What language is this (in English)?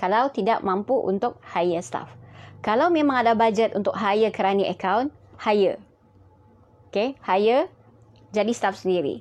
Malay